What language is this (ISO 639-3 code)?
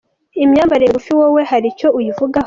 kin